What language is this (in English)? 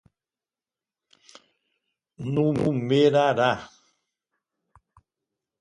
Portuguese